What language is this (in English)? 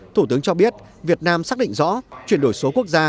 Vietnamese